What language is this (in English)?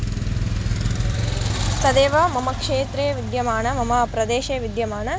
Sanskrit